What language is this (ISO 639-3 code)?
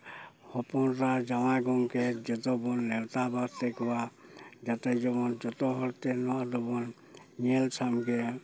sat